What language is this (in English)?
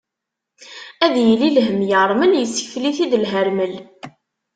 Kabyle